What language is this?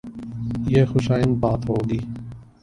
Urdu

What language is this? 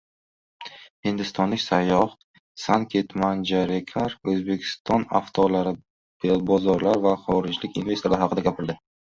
Uzbek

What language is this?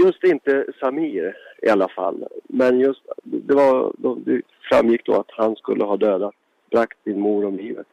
Swedish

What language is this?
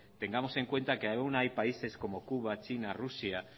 Spanish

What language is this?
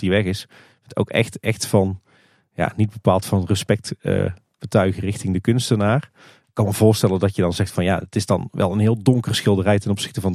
Dutch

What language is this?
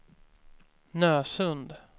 Swedish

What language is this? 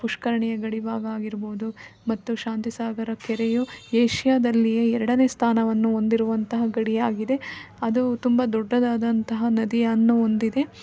Kannada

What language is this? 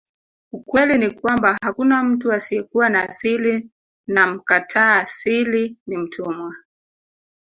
Swahili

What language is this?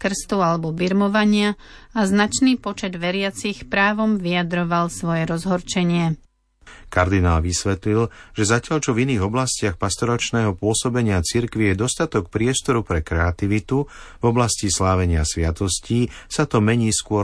Slovak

